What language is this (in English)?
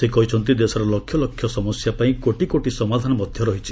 Odia